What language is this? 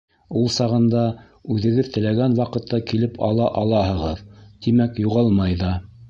Bashkir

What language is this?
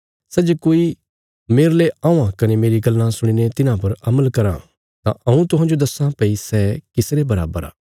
Bilaspuri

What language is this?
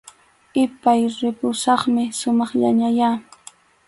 Arequipa-La Unión Quechua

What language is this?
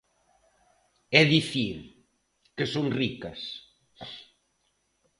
Galician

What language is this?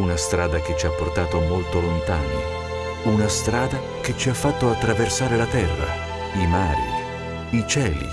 Italian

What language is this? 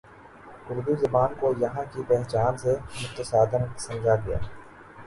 Urdu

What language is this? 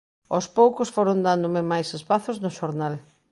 Galician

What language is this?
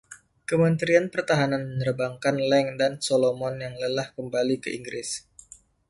Indonesian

